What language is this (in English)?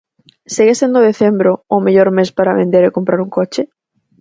Galician